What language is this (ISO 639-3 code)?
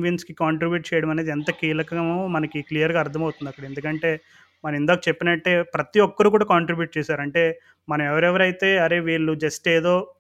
tel